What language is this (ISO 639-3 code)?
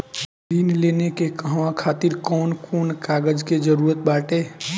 bho